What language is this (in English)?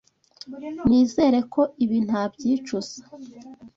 Kinyarwanda